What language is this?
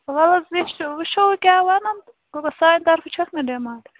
Kashmiri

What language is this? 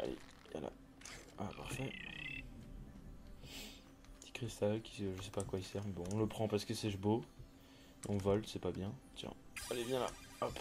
French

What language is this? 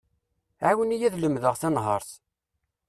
Kabyle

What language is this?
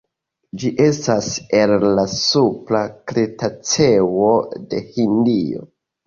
Esperanto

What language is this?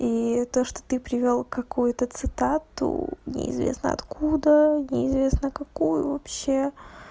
Russian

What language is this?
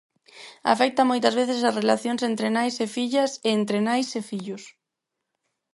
Galician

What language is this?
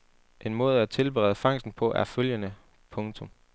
Danish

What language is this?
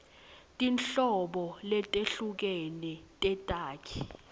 Swati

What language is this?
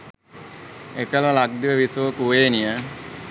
Sinhala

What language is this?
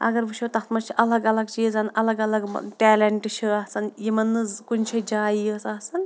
Kashmiri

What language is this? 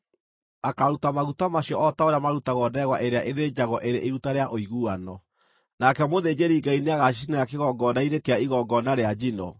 Kikuyu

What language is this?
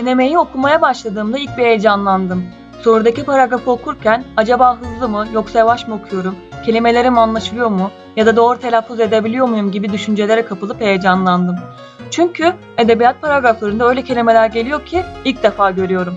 Turkish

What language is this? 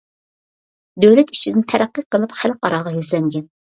Uyghur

